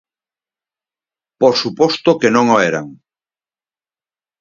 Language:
Galician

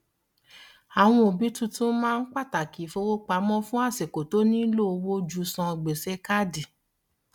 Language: Yoruba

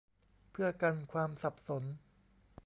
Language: Thai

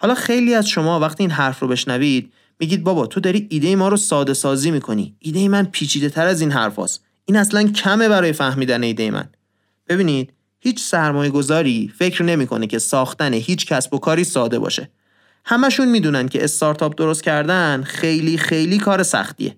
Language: Persian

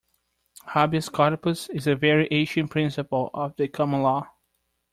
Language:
English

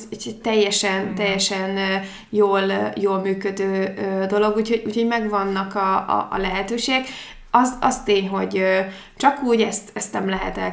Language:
Hungarian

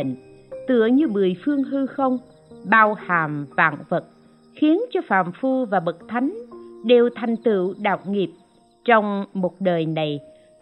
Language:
Vietnamese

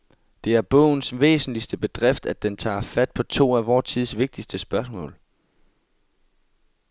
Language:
Danish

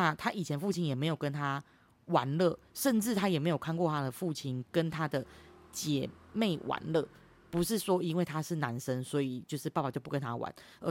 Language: Chinese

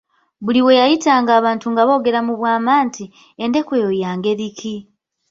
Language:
Ganda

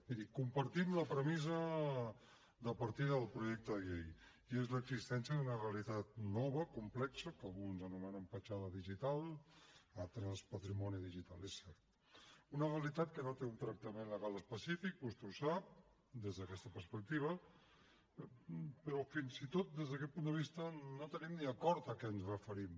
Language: Catalan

